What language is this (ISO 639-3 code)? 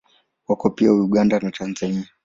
swa